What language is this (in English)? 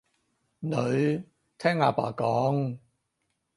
Cantonese